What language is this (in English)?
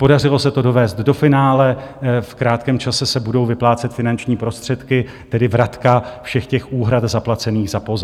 Czech